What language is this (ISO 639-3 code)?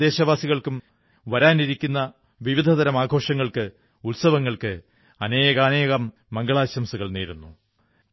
mal